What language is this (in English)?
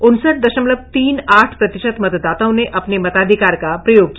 Hindi